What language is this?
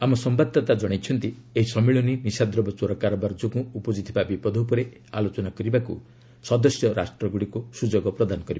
Odia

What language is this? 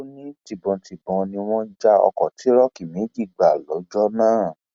Yoruba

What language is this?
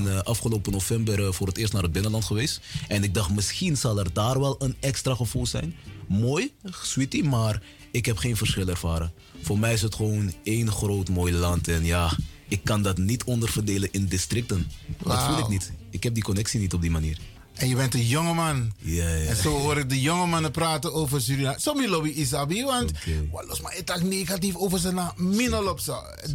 Dutch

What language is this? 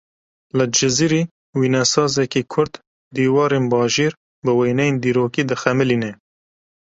Kurdish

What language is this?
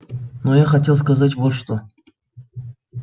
Russian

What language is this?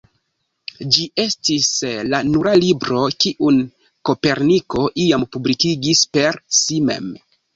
Esperanto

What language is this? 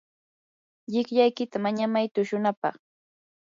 Yanahuanca Pasco Quechua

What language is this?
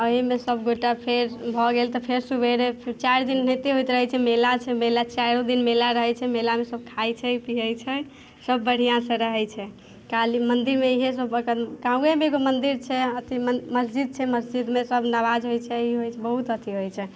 Maithili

